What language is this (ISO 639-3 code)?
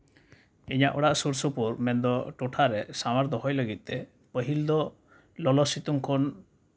sat